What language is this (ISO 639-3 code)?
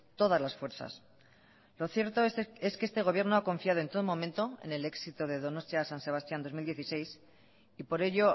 spa